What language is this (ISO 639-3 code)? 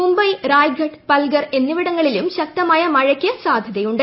mal